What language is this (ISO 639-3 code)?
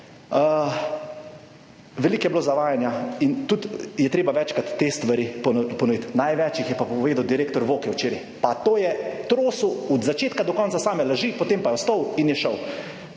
slv